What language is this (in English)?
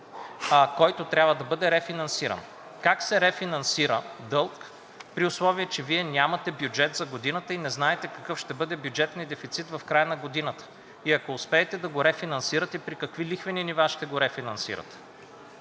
Bulgarian